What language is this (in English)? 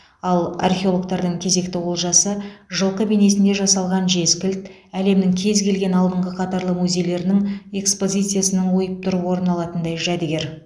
Kazakh